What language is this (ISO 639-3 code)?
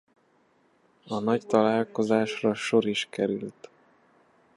hun